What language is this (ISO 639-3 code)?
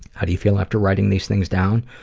eng